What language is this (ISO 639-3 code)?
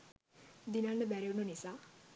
sin